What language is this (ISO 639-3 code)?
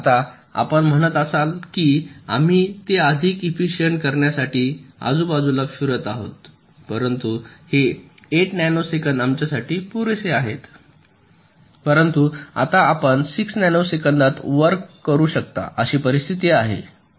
mar